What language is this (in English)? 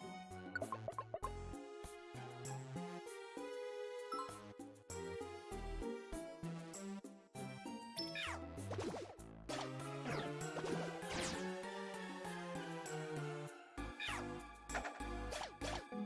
German